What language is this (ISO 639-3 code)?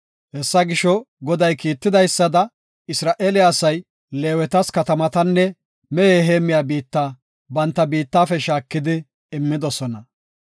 gof